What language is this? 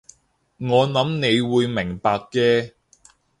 Cantonese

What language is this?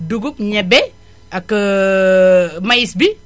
Wolof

